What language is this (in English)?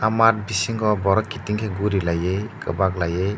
Kok Borok